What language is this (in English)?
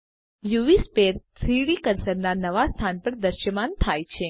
Gujarati